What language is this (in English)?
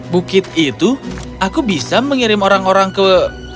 Indonesian